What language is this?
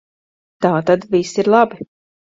Latvian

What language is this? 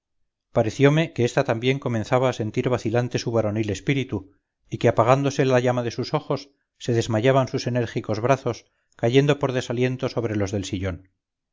Spanish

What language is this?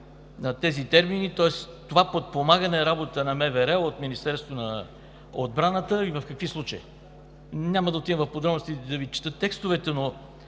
Bulgarian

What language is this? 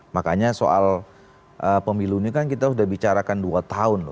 Indonesian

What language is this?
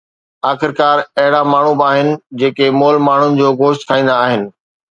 Sindhi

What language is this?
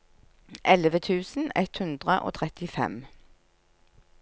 Norwegian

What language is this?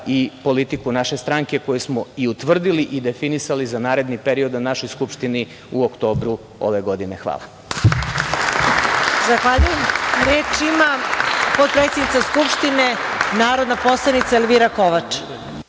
Serbian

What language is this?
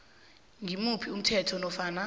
South Ndebele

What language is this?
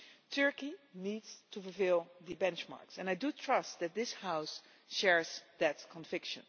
English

